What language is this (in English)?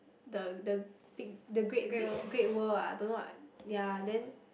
English